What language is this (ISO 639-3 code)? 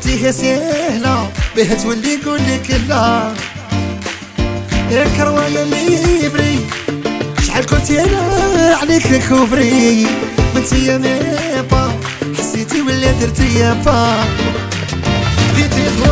ara